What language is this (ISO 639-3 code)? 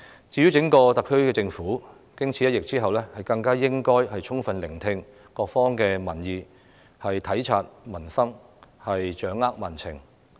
yue